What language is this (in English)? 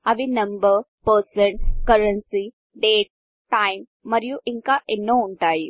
Telugu